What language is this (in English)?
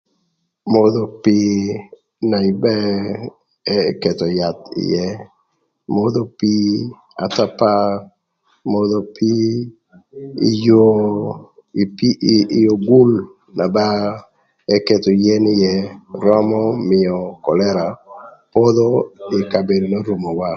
Thur